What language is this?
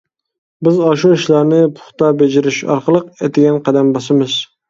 Uyghur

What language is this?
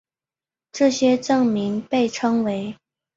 Chinese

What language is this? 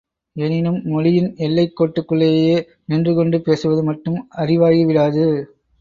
Tamil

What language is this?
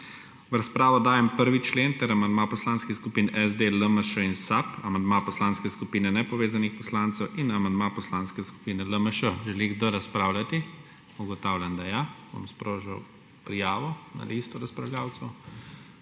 Slovenian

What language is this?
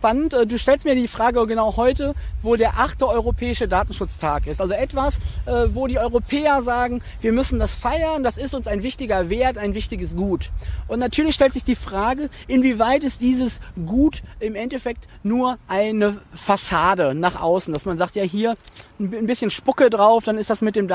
German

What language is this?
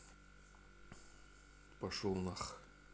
Russian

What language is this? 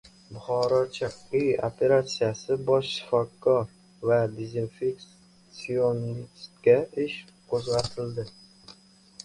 Uzbek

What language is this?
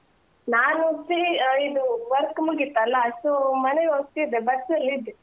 Kannada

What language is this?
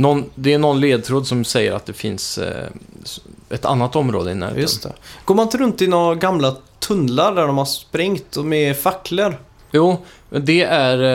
Swedish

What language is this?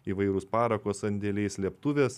Lithuanian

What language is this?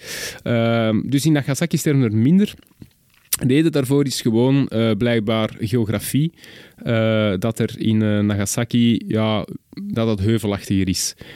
Dutch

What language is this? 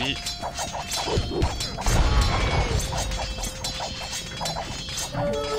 French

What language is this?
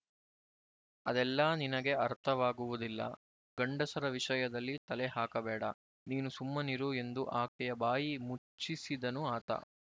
Kannada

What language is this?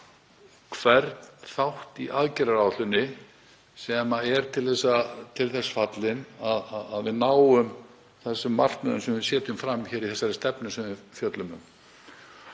Icelandic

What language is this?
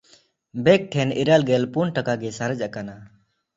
Santali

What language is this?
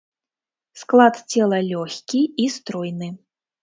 Belarusian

